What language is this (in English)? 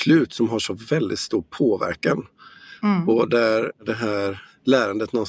Swedish